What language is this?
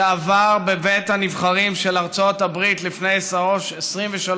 Hebrew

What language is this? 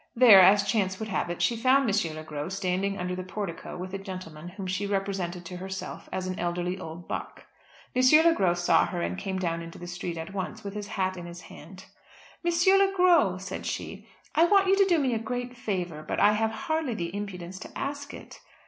English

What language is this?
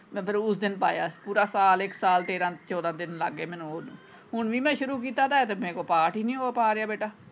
Punjabi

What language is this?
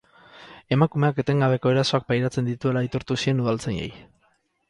Basque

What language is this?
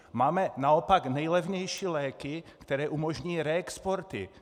Czech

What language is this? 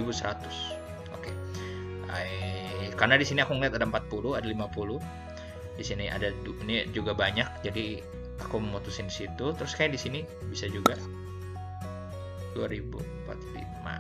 Indonesian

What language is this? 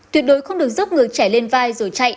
Vietnamese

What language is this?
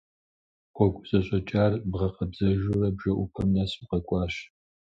Kabardian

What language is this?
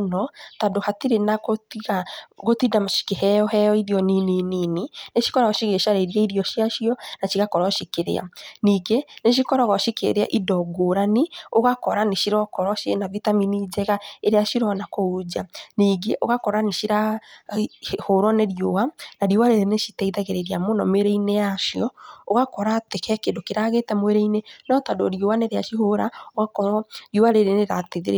Kikuyu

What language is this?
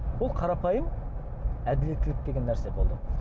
Kazakh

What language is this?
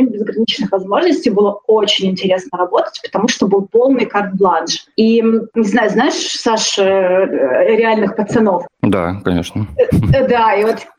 Russian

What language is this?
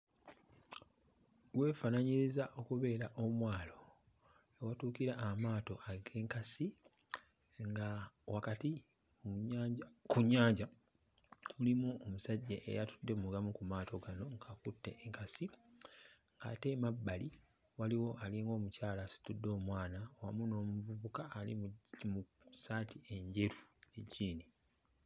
Ganda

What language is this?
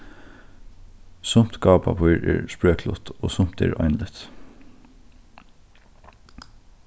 Faroese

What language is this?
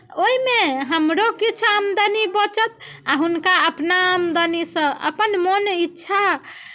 Maithili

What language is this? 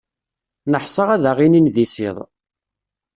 Kabyle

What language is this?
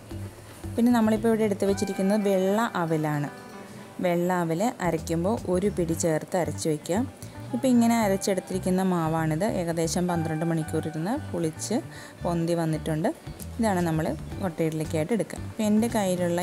English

